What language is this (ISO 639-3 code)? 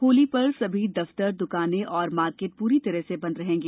hin